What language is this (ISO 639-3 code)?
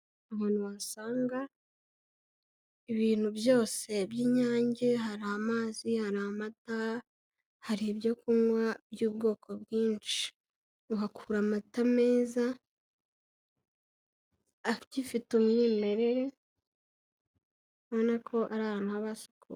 kin